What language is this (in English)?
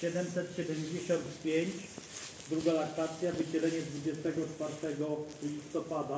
Polish